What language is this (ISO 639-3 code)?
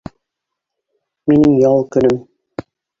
bak